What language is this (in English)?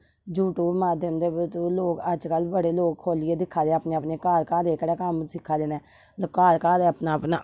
Dogri